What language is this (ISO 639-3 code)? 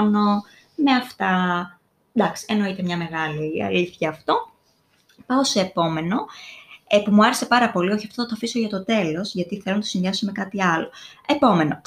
ell